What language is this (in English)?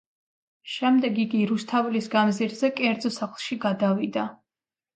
Georgian